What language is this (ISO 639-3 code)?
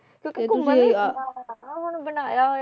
pan